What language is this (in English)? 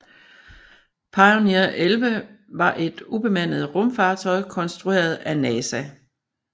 Danish